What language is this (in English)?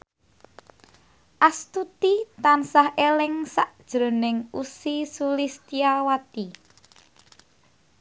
Javanese